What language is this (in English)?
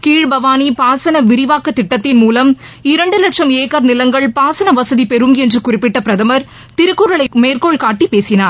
Tamil